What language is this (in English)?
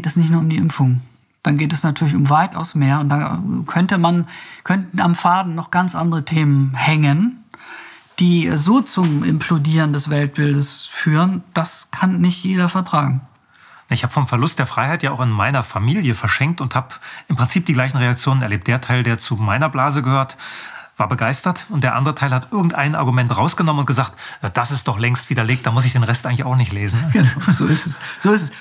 German